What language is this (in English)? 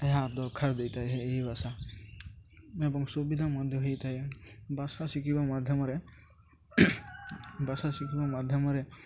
Odia